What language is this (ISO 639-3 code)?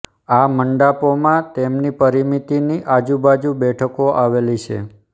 guj